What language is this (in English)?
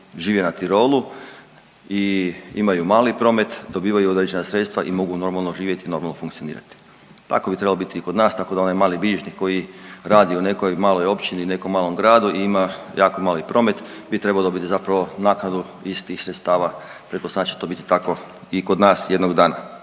Croatian